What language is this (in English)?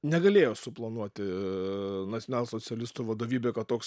Lithuanian